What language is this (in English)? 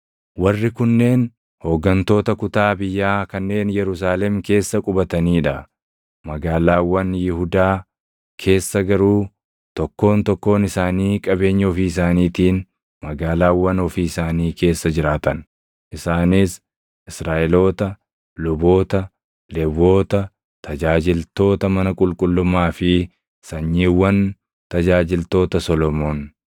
Oromo